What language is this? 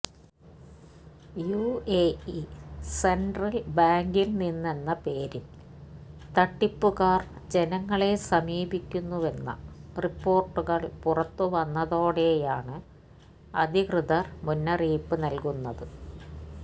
Malayalam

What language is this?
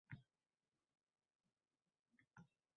Uzbek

